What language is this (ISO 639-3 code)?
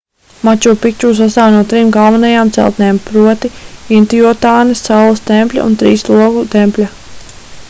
lav